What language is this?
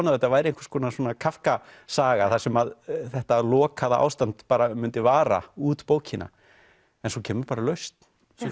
Icelandic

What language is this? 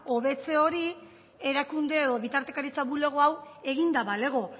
Basque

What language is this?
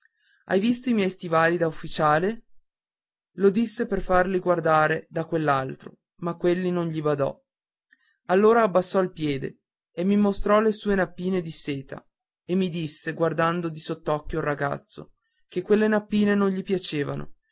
Italian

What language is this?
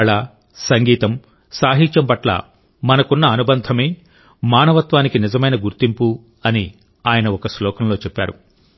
Telugu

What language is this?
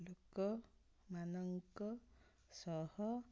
Odia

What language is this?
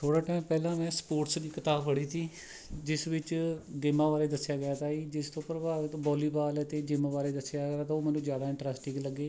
Punjabi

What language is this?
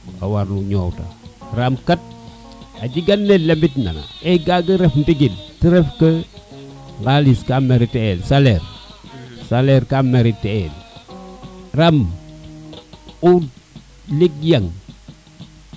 Serer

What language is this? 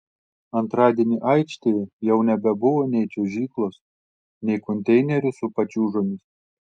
Lithuanian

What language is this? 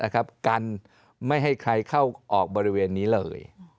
Thai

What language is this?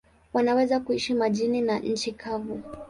Swahili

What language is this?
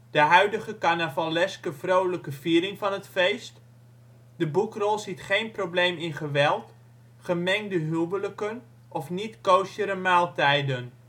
Dutch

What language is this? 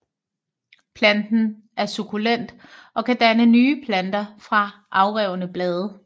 Danish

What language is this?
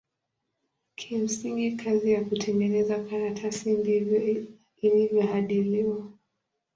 Swahili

